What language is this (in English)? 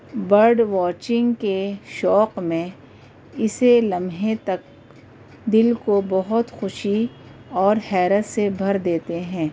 Urdu